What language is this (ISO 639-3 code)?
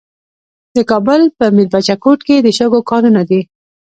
pus